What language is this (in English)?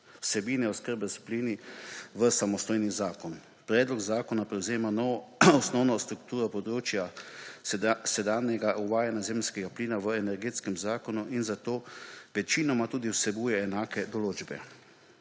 Slovenian